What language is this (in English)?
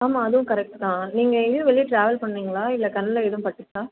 Tamil